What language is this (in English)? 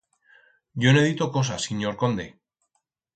Aragonese